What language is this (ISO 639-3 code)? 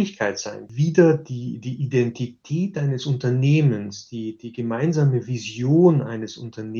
deu